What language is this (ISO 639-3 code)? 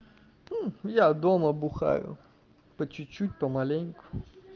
rus